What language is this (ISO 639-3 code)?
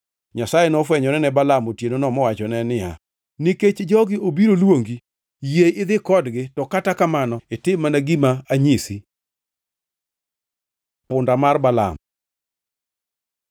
luo